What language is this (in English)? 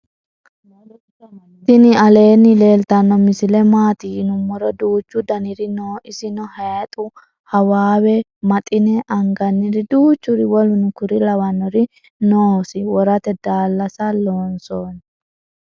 Sidamo